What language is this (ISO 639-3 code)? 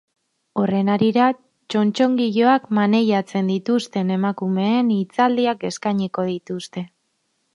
eus